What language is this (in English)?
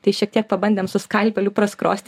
Lithuanian